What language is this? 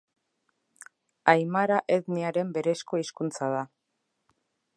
Basque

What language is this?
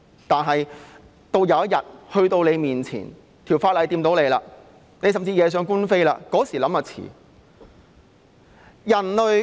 Cantonese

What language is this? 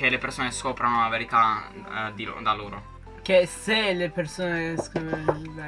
Italian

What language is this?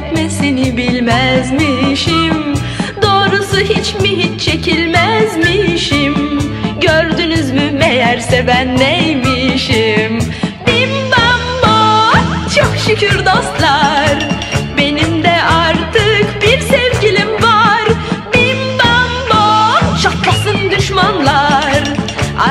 Turkish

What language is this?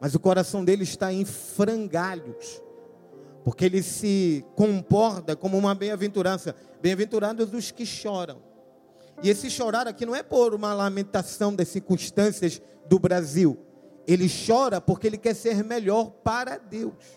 Portuguese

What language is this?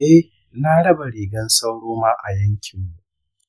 Hausa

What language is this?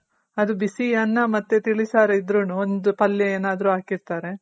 Kannada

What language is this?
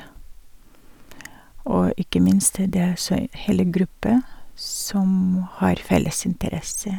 Norwegian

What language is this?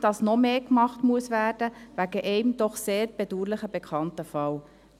Swiss German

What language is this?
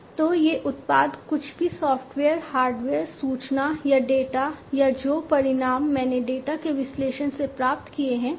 Hindi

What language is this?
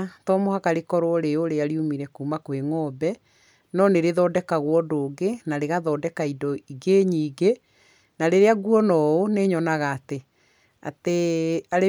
Kikuyu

